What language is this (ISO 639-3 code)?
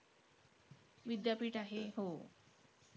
mar